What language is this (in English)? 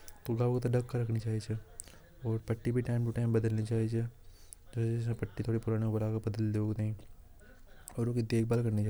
Hadothi